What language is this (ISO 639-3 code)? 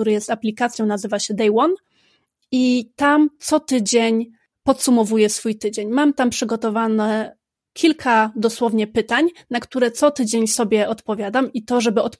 pol